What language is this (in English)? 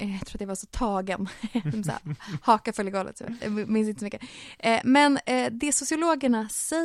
Swedish